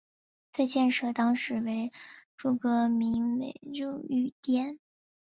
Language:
Chinese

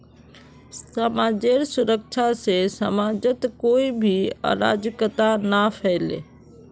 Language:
Magahi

